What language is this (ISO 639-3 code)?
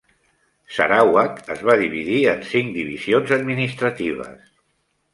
cat